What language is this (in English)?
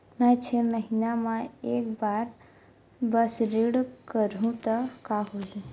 Chhattisgarhi